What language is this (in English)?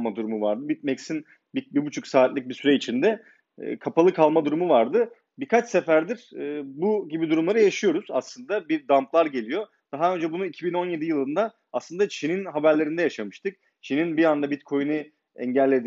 Turkish